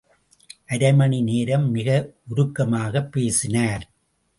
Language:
Tamil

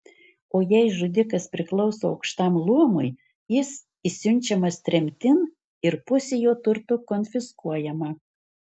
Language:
Lithuanian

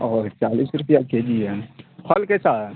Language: Urdu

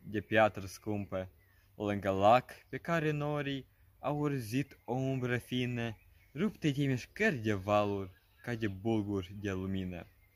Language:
Romanian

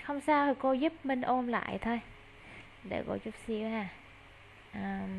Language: Vietnamese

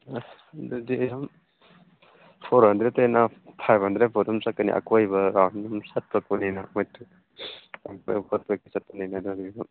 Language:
Manipuri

